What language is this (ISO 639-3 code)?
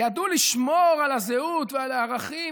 heb